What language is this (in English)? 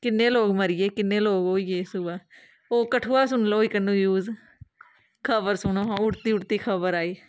Dogri